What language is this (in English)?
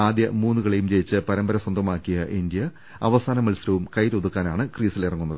Malayalam